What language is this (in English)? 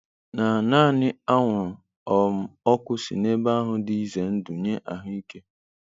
Igbo